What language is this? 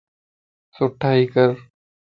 Lasi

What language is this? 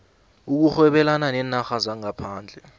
South Ndebele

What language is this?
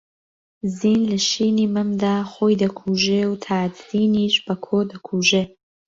Central Kurdish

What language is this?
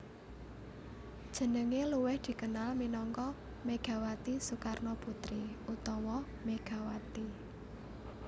Javanese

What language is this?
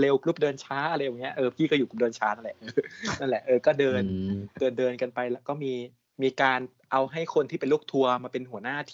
Thai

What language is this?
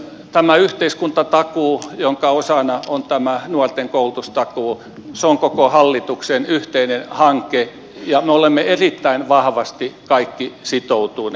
Finnish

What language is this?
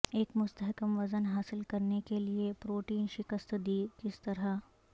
Urdu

